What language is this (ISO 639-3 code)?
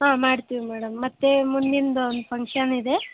kan